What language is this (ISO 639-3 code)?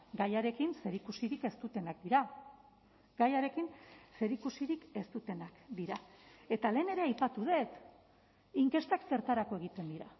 eus